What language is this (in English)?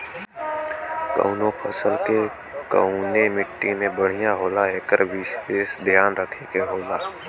Bhojpuri